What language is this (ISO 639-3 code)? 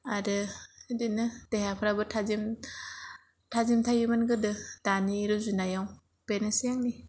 brx